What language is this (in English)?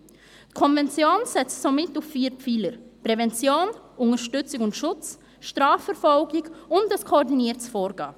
Swiss German